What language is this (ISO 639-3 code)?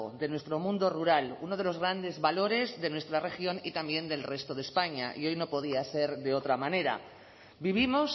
spa